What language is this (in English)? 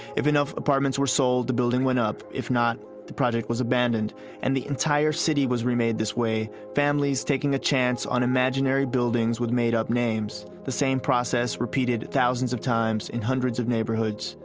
English